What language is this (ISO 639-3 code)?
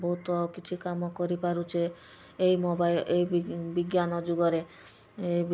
ori